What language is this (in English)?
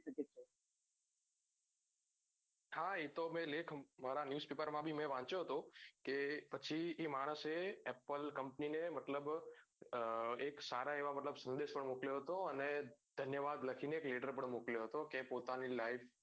Gujarati